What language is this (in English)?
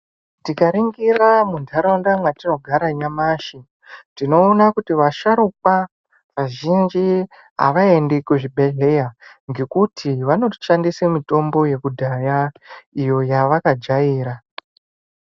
Ndau